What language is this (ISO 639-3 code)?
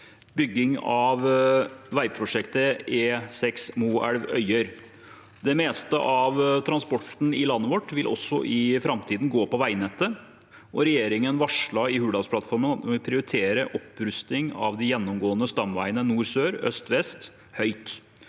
nor